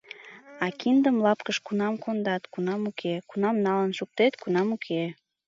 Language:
Mari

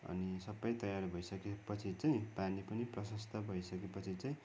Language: Nepali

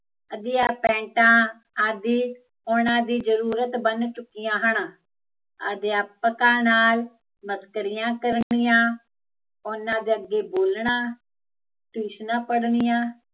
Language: Punjabi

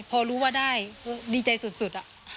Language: Thai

